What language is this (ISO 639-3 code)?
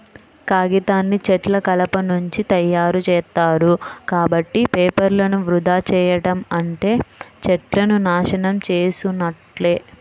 tel